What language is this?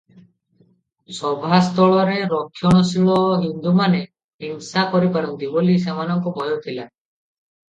Odia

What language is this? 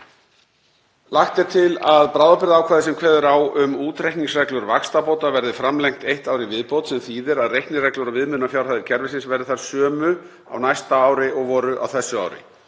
Icelandic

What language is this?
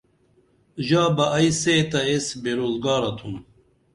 Dameli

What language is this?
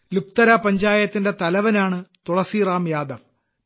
Malayalam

